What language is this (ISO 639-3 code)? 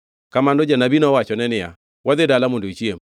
luo